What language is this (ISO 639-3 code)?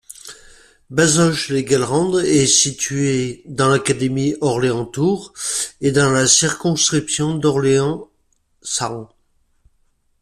fra